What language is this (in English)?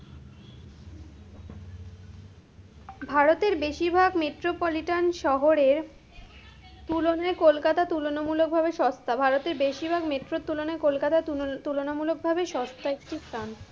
Bangla